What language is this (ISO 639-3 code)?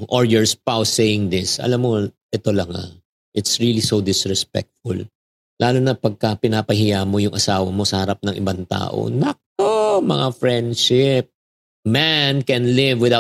fil